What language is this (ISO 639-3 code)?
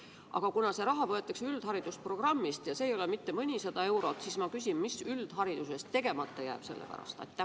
est